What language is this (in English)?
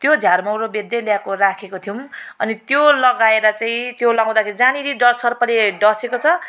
Nepali